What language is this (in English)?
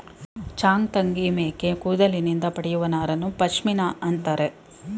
Kannada